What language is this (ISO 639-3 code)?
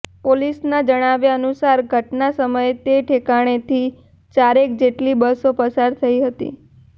guj